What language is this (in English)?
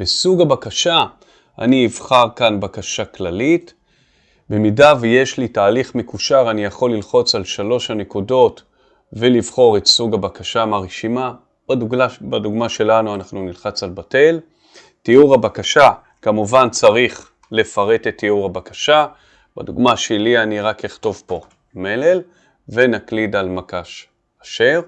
Hebrew